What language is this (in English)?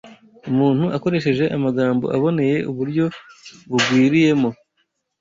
Kinyarwanda